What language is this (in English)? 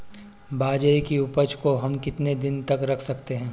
Hindi